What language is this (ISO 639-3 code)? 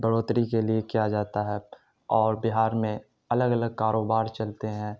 urd